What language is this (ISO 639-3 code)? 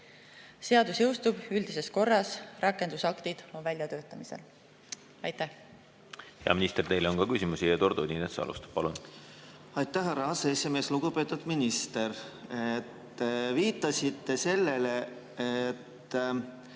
est